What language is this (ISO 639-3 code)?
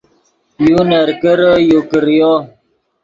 ydg